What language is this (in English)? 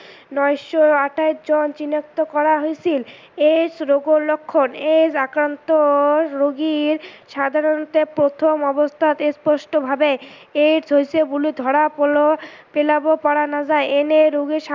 Assamese